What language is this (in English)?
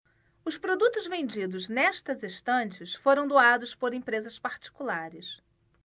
Portuguese